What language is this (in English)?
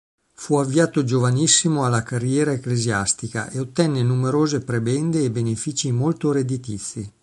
Italian